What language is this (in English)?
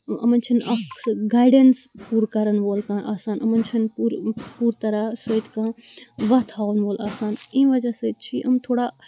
Kashmiri